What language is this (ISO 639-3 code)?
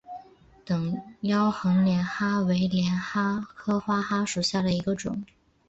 zho